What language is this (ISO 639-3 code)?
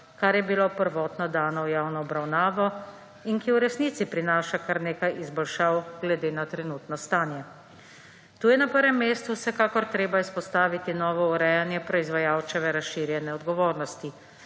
slv